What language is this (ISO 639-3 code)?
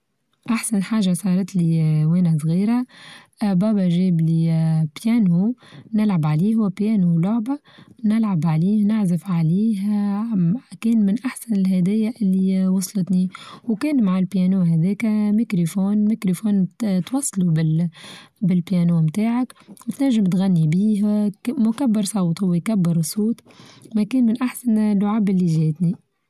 aeb